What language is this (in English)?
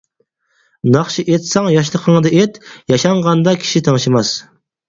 Uyghur